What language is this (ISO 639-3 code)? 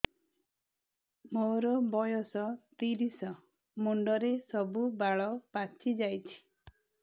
ori